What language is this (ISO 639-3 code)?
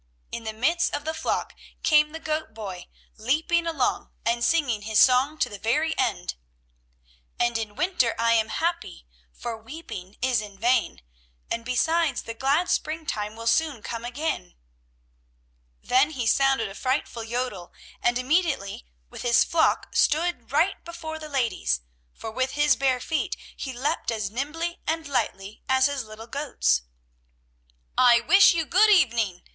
eng